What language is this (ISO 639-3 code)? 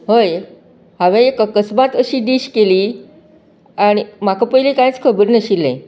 kok